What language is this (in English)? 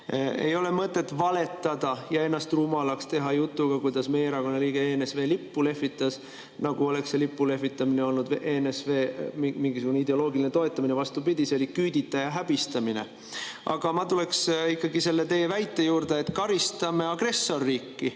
Estonian